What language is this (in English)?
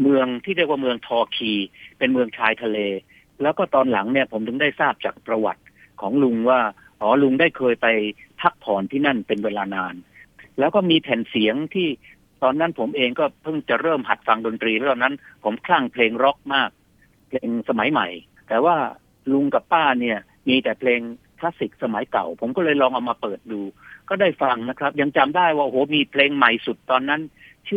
Thai